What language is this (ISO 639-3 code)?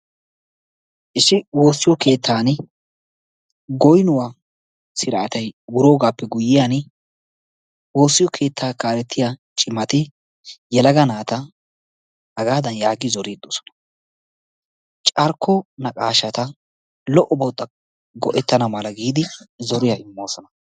wal